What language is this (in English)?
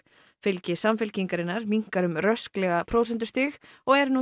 Icelandic